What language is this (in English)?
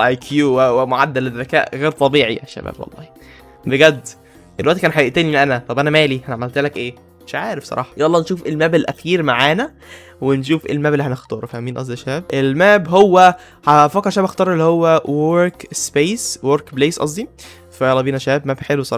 Arabic